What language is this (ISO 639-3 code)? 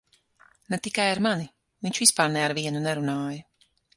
lav